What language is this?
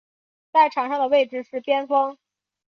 Chinese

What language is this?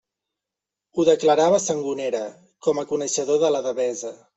Catalan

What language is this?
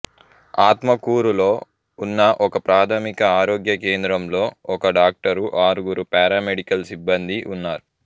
Telugu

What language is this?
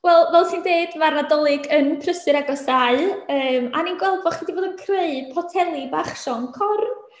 Welsh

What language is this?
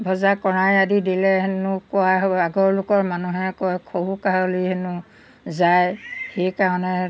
Assamese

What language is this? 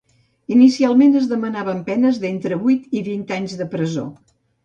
Catalan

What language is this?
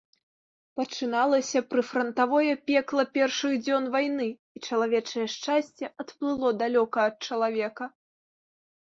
Belarusian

